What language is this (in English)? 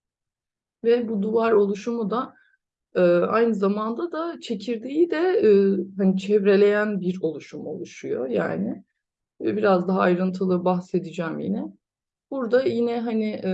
Turkish